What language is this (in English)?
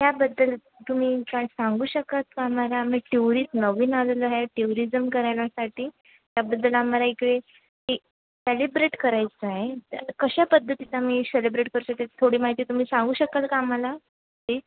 Marathi